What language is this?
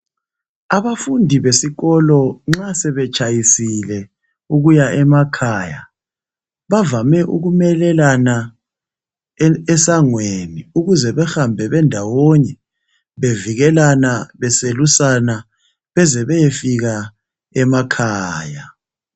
North Ndebele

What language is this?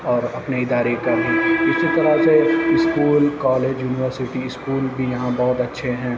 Urdu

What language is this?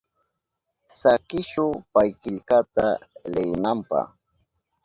Southern Pastaza Quechua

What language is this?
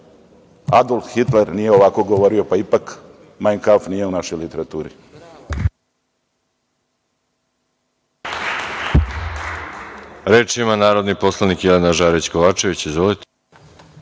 Serbian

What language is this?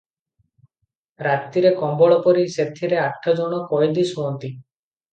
Odia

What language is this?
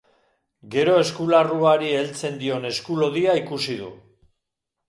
Basque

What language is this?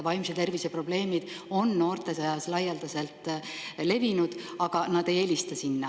Estonian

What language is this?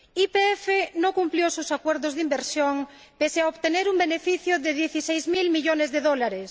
Spanish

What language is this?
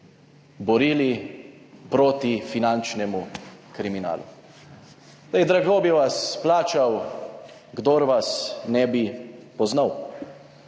Slovenian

